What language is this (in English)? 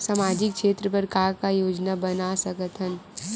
Chhattisgarhi